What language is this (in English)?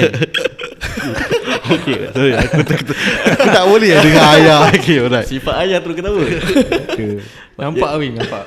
Malay